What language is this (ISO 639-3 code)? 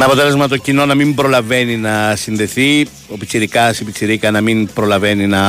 ell